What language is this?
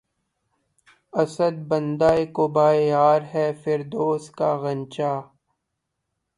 Urdu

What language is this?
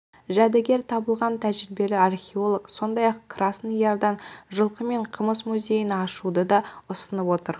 Kazakh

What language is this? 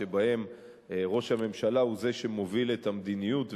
Hebrew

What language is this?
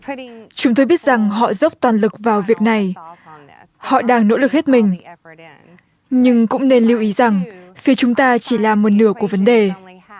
Vietnamese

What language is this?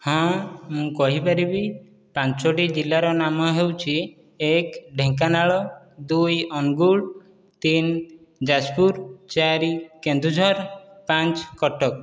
Odia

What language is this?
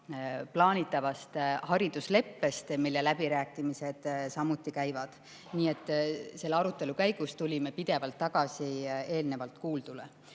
Estonian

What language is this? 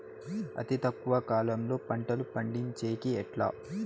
Telugu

